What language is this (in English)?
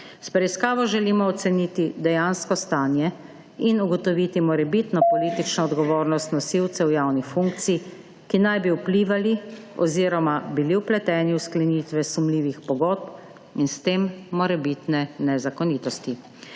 Slovenian